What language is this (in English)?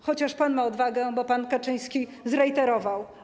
Polish